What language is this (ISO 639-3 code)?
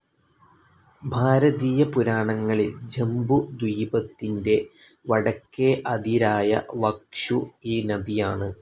mal